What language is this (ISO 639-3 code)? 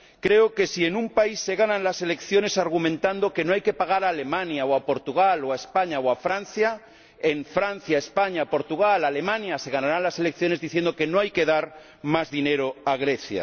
spa